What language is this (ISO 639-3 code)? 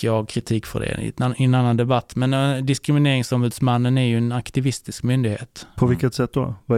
swe